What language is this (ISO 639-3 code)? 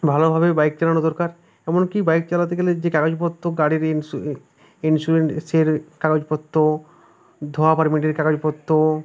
ben